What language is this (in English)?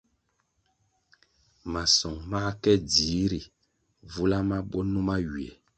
Kwasio